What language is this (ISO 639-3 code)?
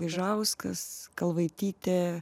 lit